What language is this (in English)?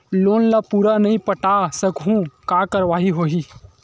Chhattisgarhi